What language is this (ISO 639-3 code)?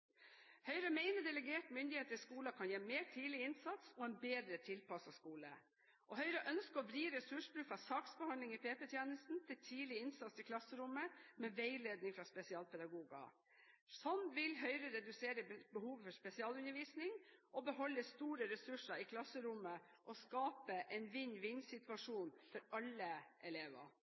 nob